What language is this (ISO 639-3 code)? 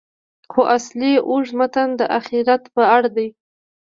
pus